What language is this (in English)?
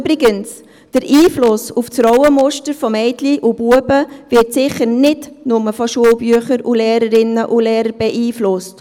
Swiss German